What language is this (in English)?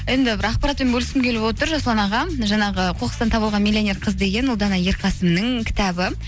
Kazakh